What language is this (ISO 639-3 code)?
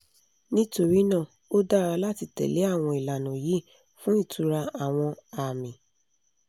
yor